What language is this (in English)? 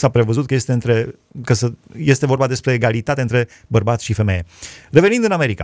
Romanian